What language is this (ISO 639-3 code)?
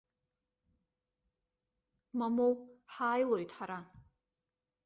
abk